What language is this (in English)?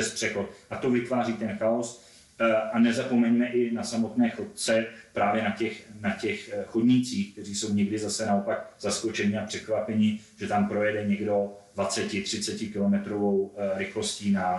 Czech